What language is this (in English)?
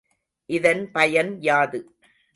Tamil